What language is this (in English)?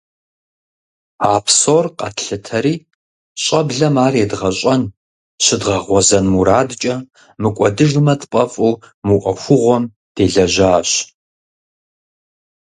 Kabardian